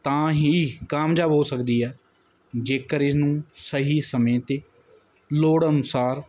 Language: Punjabi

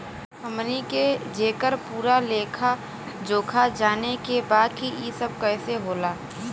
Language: Bhojpuri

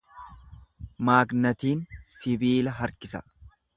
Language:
Oromo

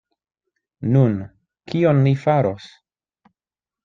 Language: Esperanto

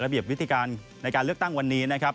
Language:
Thai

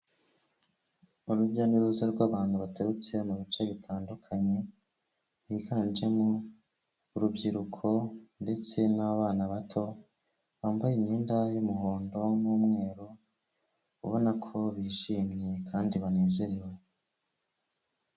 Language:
Kinyarwanda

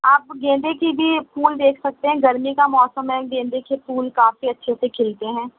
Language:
Urdu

